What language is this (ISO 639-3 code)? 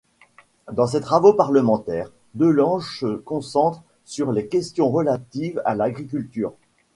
fra